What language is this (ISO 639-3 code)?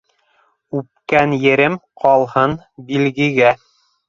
bak